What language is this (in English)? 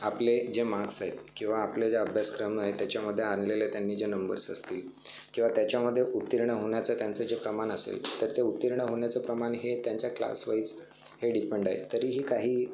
Marathi